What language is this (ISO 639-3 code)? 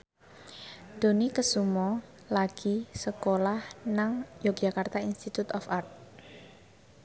jav